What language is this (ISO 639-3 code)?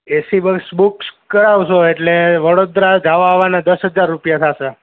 guj